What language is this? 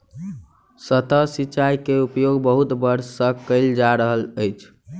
Maithili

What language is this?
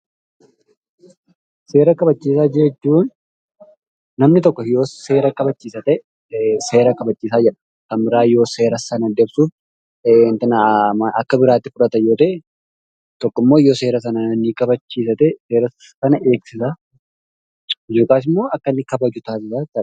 Oromo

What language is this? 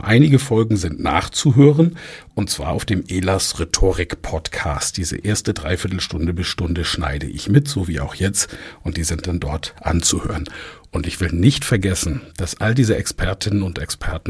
German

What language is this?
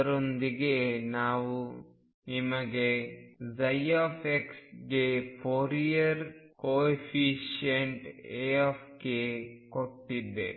Kannada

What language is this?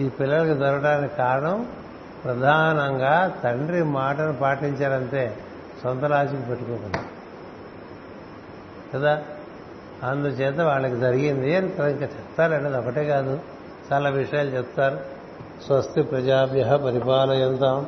Telugu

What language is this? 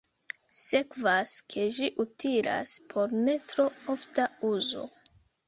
Esperanto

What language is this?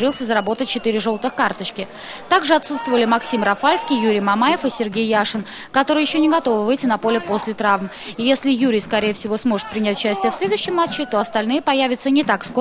Russian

